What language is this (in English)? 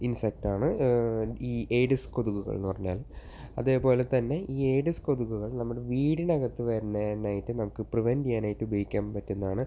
Malayalam